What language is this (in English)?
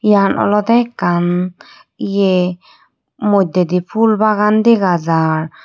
Chakma